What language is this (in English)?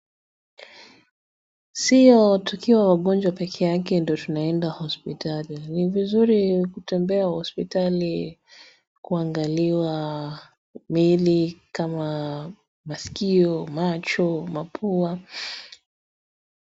Swahili